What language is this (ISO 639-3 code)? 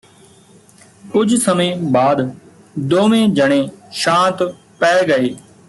pan